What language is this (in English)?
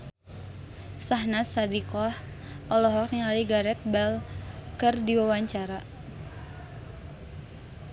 Sundanese